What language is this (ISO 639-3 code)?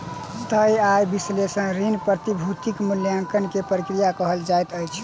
mai